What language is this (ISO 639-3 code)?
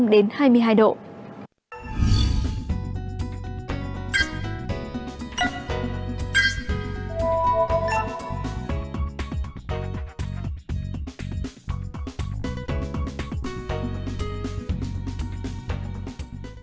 vie